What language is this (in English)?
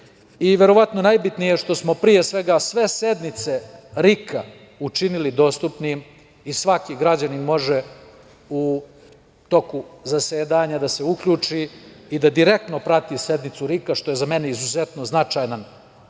Serbian